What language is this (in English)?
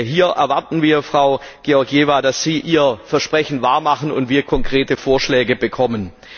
German